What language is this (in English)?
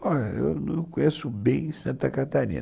Portuguese